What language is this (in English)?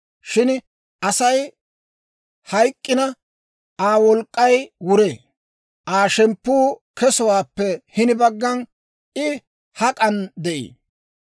Dawro